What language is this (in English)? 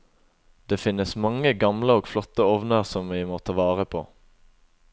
Norwegian